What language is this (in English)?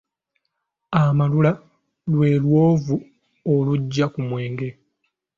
Ganda